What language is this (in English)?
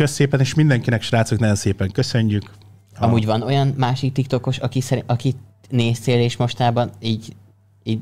Hungarian